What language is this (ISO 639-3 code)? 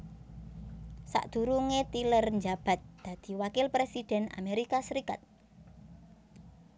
jav